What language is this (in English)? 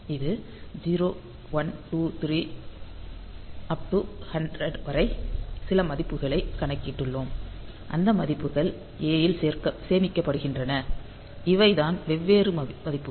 Tamil